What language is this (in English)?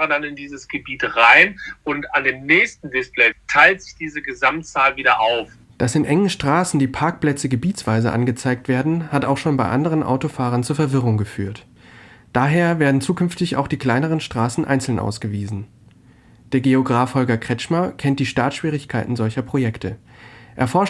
German